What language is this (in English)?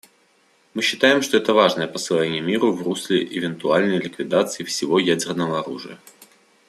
Russian